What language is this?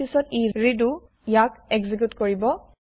Assamese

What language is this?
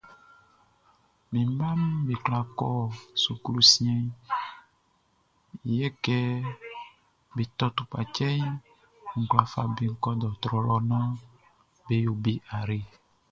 Baoulé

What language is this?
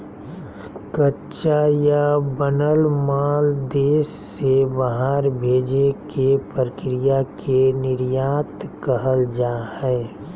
Magahi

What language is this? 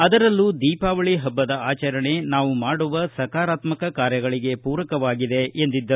Kannada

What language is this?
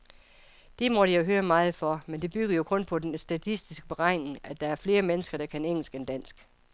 Danish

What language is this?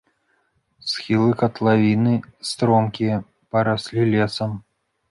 Belarusian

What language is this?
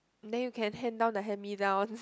English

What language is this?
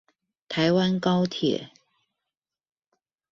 Chinese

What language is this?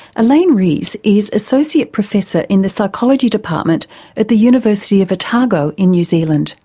English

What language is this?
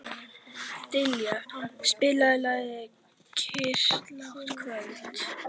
Icelandic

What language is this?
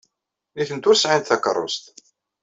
Kabyle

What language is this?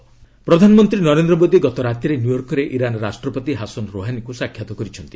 Odia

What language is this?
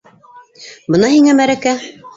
Bashkir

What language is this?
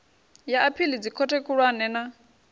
Venda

